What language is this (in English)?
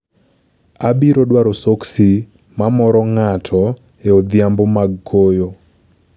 Luo (Kenya and Tanzania)